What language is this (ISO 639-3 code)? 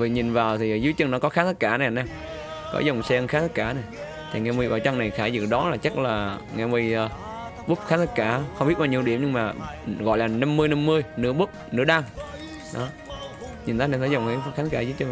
vie